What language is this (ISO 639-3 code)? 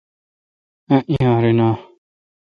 xka